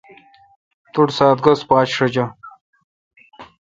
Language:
Kalkoti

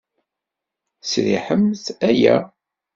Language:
Kabyle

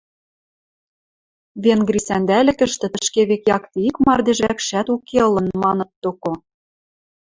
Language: Western Mari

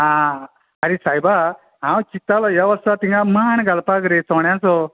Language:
Konkani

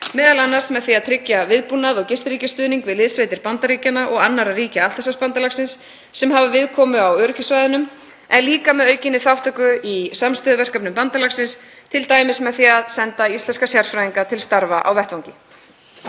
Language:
Icelandic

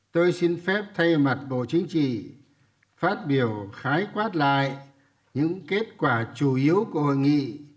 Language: Vietnamese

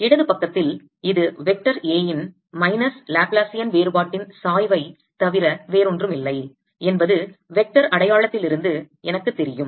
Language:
Tamil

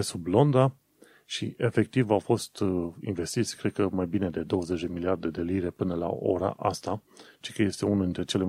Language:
Romanian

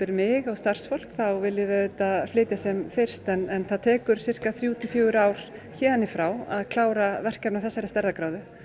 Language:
Icelandic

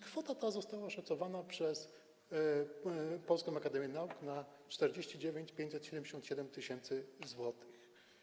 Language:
Polish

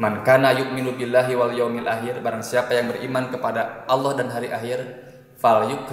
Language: Indonesian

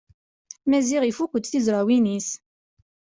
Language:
Kabyle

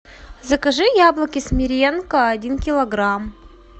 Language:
Russian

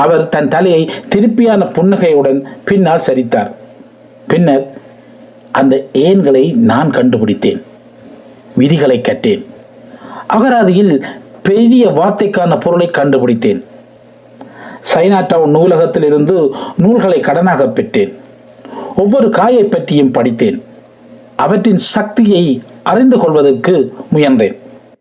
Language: Tamil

